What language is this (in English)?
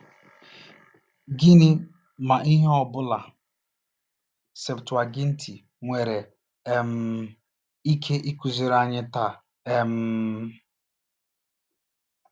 Igbo